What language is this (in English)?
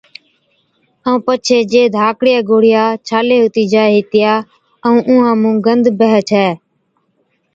Od